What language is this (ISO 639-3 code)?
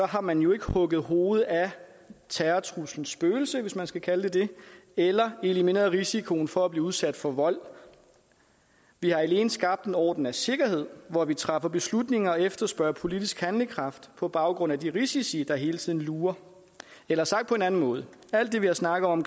dan